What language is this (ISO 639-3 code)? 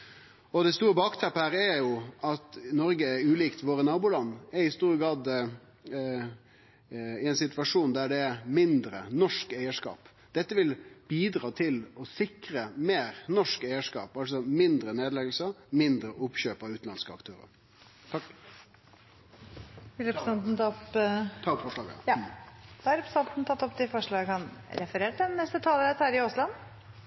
nno